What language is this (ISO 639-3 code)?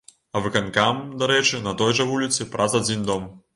bel